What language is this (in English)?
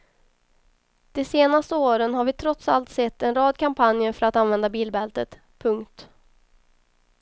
Swedish